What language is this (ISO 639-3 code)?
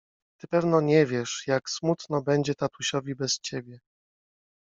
pol